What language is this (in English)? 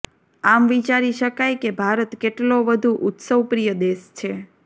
Gujarati